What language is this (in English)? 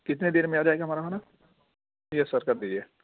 Urdu